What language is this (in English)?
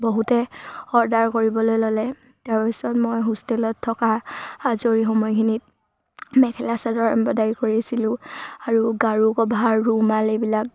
Assamese